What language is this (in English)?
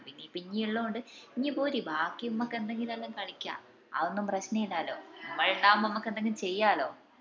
Malayalam